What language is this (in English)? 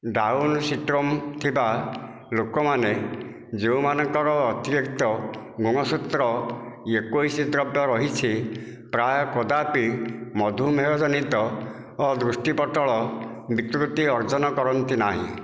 Odia